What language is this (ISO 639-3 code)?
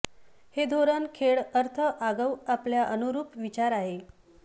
mar